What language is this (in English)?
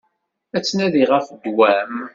Kabyle